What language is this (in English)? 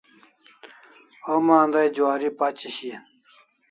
Kalasha